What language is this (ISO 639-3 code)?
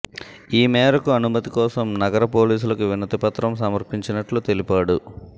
tel